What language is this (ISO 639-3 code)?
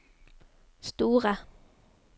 nor